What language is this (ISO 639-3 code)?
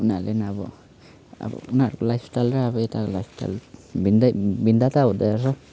nep